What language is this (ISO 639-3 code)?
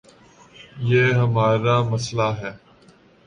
urd